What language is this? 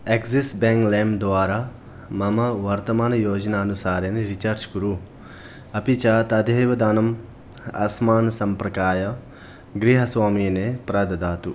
Sanskrit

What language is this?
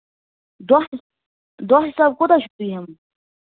Kashmiri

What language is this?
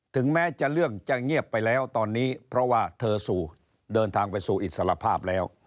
Thai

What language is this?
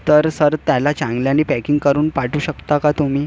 Marathi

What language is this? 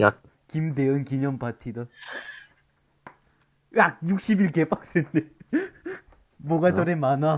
Korean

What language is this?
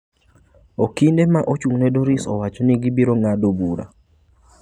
Luo (Kenya and Tanzania)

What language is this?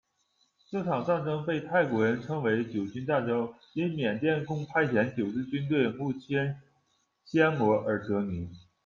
Chinese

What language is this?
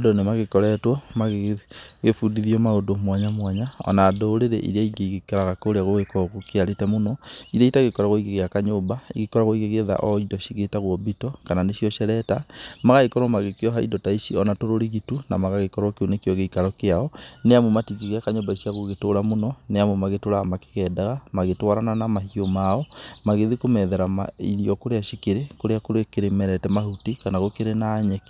Kikuyu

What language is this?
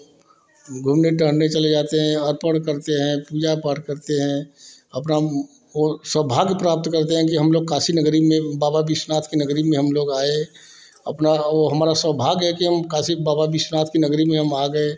Hindi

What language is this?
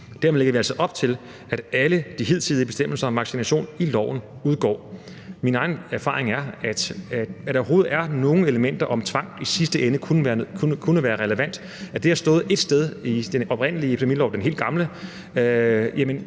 Danish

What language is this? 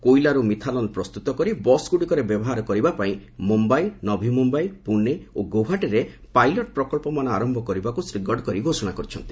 Odia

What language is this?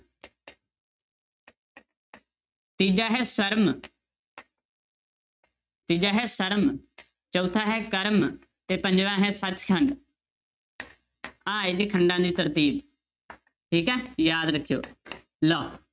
Punjabi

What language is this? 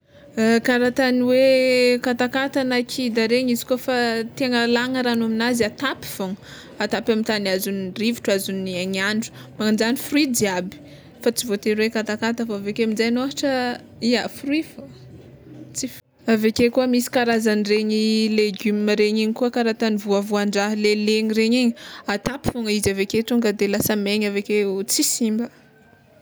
Tsimihety Malagasy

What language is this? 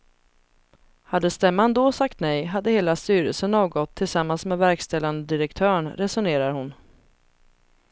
Swedish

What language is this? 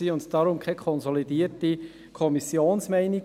Swiss German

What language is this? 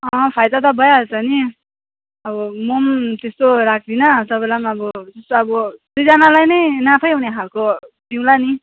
Nepali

